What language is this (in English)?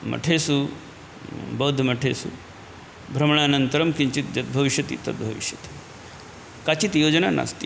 Sanskrit